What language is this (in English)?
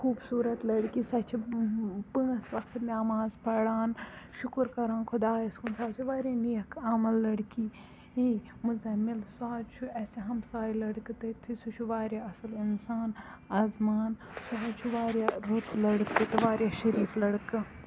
Kashmiri